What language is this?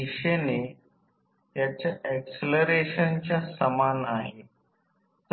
Marathi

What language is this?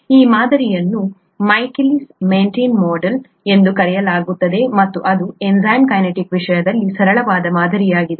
Kannada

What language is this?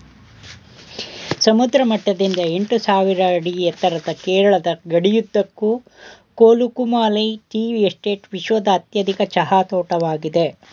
Kannada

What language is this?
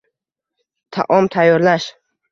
Uzbek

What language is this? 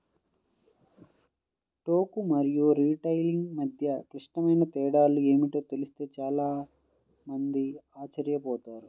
Telugu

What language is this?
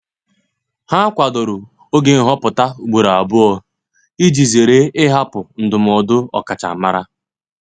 Igbo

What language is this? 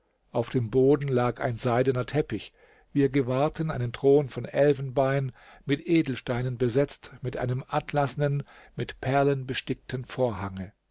German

